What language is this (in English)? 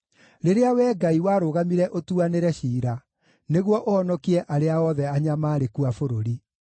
Kikuyu